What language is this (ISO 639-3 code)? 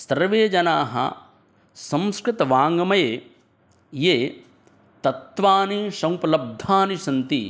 san